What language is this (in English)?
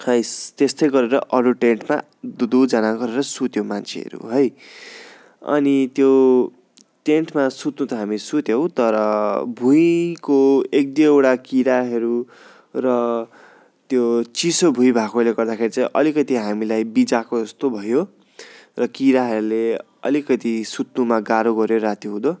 Nepali